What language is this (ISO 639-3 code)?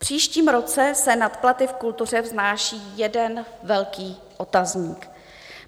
ces